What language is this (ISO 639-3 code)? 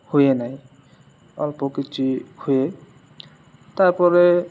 ori